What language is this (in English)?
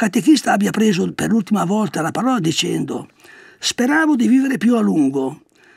Italian